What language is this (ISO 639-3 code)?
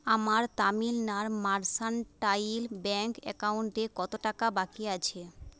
ben